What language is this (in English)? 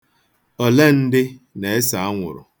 Igbo